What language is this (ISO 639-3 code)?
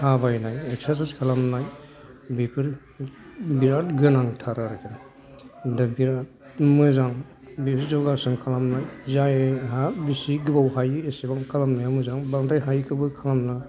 brx